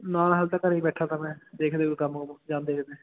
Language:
Punjabi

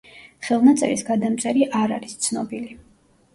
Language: Georgian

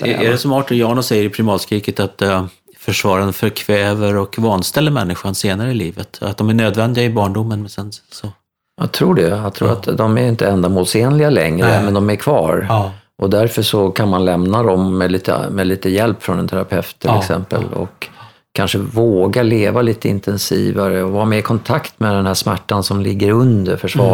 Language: Swedish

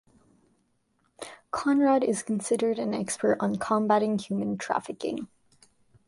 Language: English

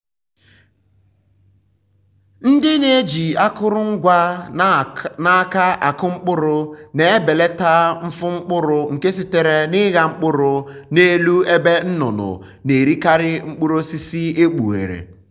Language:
Igbo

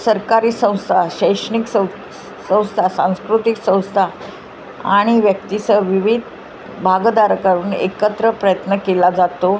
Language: Marathi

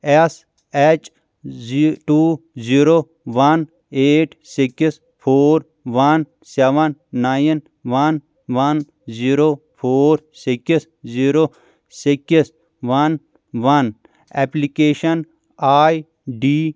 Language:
Kashmiri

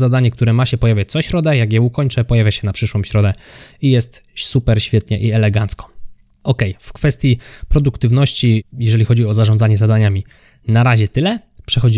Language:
Polish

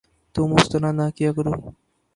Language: Urdu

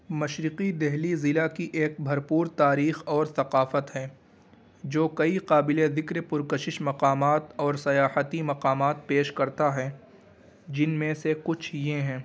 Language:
Urdu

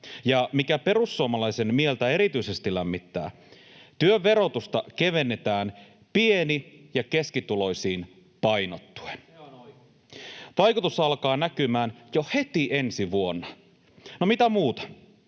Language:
Finnish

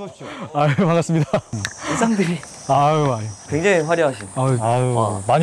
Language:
Korean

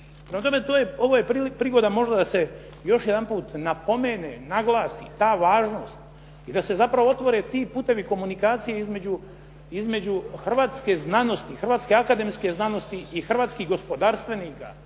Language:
Croatian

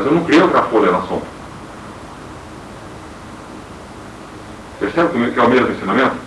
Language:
Portuguese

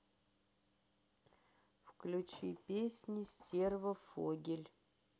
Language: Russian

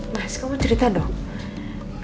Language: Indonesian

